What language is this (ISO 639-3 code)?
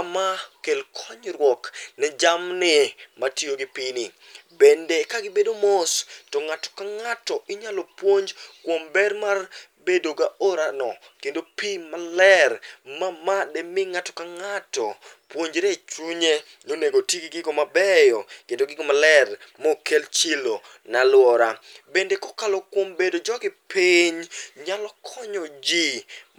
luo